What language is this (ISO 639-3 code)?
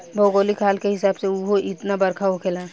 bho